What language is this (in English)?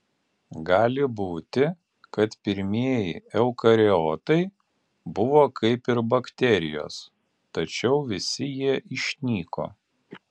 Lithuanian